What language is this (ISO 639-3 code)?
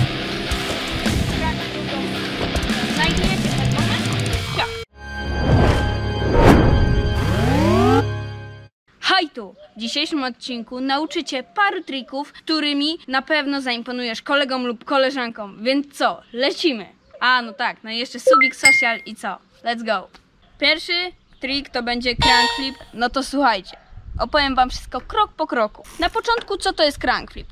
pol